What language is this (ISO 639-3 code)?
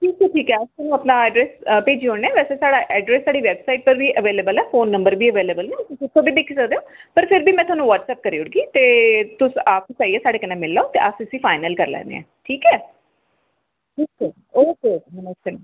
doi